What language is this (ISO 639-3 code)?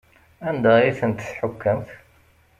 kab